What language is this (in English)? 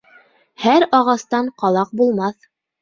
Bashkir